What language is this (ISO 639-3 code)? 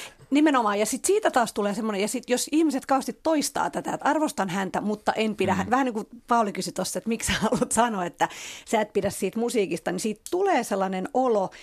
fin